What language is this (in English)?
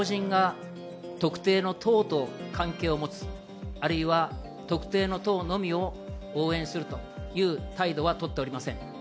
Japanese